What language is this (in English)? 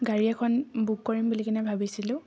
Assamese